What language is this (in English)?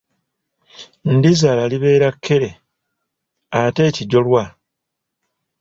Ganda